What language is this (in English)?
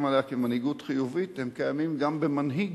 Hebrew